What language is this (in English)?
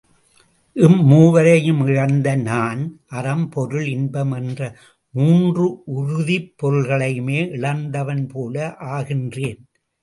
Tamil